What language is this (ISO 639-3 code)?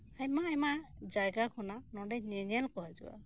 sat